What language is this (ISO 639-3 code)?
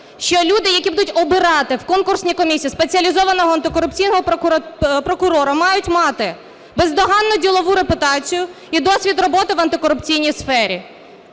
ukr